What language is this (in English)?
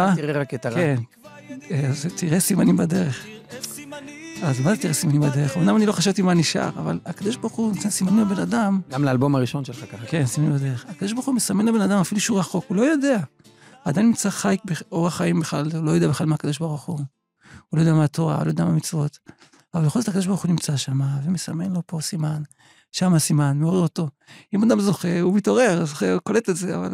Hebrew